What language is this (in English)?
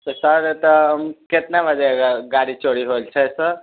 Maithili